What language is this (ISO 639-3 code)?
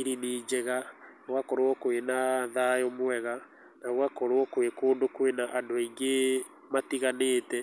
kik